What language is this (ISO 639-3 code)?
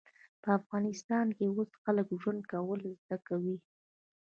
pus